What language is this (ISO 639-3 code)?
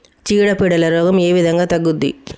tel